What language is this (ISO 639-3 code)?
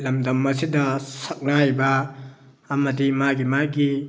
mni